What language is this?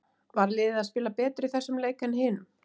Icelandic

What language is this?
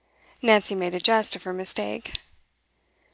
English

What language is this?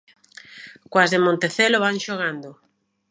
Galician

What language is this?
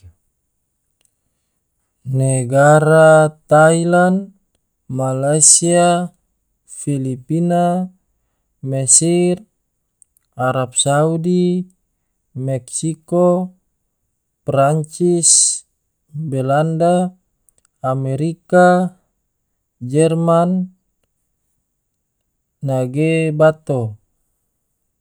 Tidore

